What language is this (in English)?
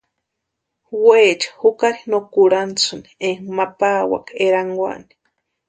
Western Highland Purepecha